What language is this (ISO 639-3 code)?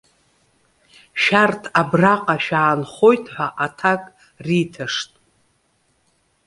abk